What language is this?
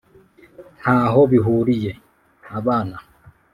Kinyarwanda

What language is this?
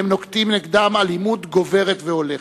Hebrew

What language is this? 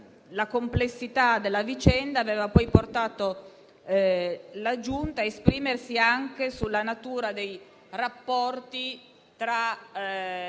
Italian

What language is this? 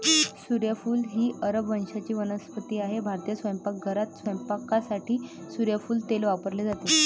Marathi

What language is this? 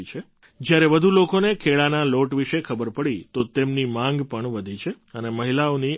Gujarati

